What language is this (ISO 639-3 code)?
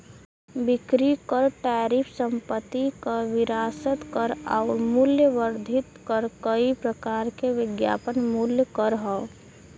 bho